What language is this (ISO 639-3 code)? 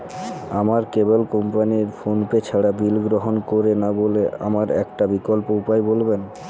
ben